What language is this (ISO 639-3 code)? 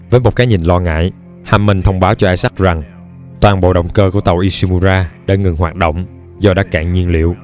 vie